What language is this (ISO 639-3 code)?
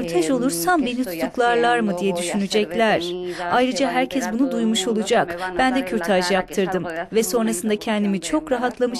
tur